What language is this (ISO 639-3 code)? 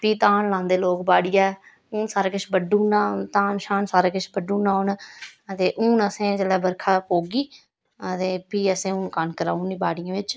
doi